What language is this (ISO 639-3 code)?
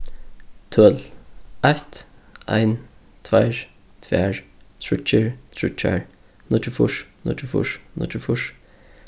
fao